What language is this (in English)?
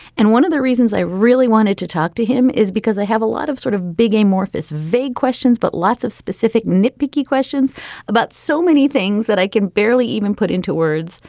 English